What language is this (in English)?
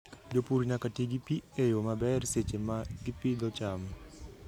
Luo (Kenya and Tanzania)